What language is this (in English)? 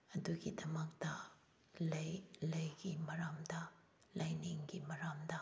Manipuri